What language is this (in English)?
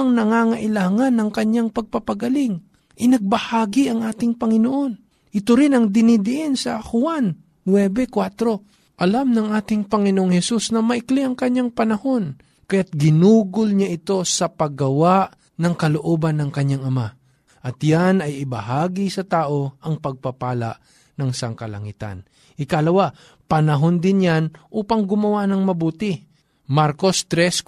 Filipino